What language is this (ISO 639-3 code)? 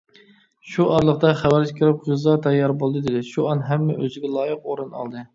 uig